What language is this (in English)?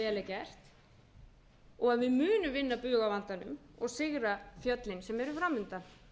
Icelandic